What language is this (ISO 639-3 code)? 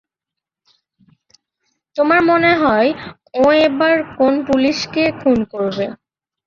ben